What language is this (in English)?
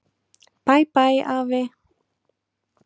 Icelandic